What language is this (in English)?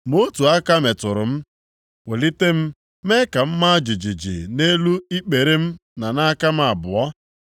Igbo